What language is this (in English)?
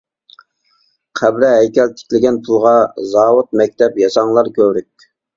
Uyghur